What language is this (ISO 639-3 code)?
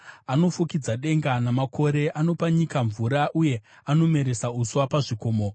sna